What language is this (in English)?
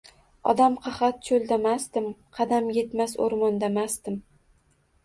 Uzbek